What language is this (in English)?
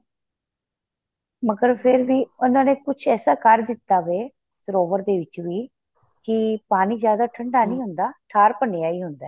Punjabi